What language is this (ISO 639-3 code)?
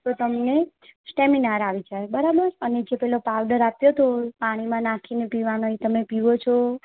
guj